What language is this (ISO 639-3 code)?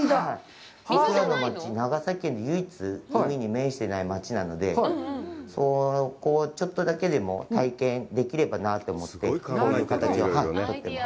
jpn